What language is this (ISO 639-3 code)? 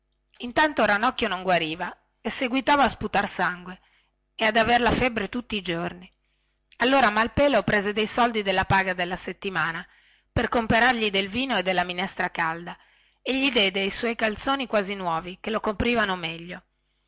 ita